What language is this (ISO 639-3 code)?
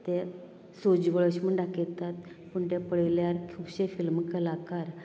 kok